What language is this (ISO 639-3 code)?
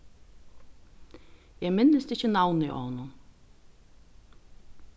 fao